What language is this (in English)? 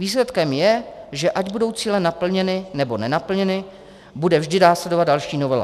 Czech